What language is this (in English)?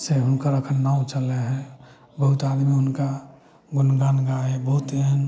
Maithili